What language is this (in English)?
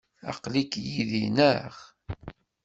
Kabyle